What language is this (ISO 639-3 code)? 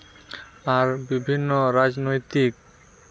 sat